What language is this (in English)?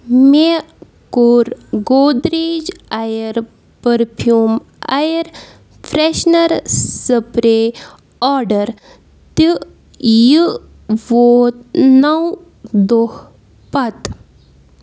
Kashmiri